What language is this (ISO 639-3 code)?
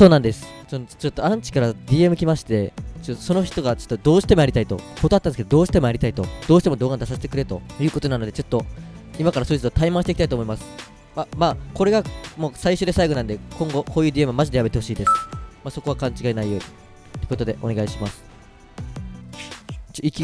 jpn